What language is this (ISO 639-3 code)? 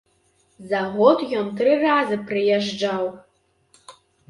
bel